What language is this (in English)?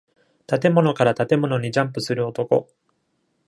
Japanese